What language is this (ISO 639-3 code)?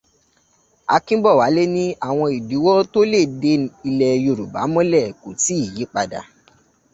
yor